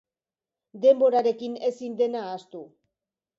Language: Basque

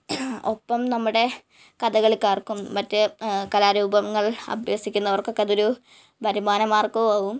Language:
Malayalam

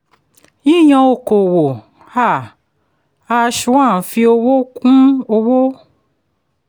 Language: Yoruba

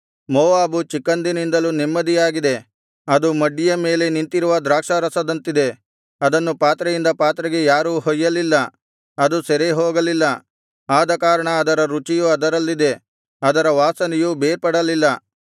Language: Kannada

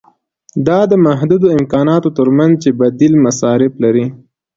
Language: Pashto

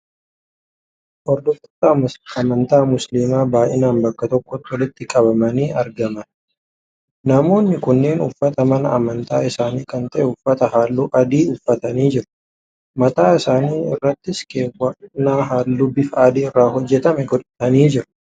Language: Oromo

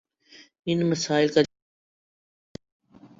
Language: Urdu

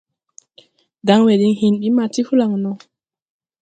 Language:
Tupuri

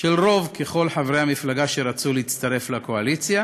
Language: Hebrew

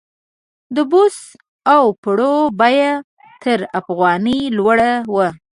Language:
Pashto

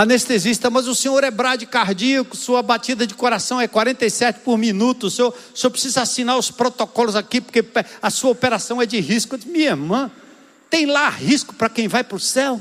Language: Portuguese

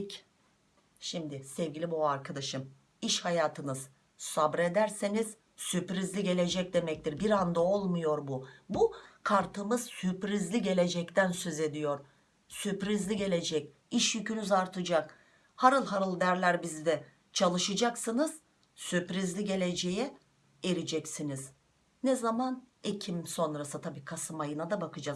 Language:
Turkish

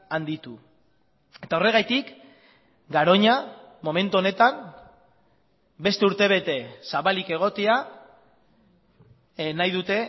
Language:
Basque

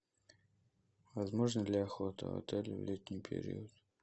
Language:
Russian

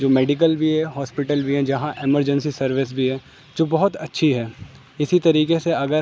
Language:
Urdu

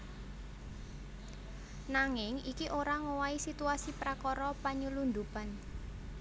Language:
Javanese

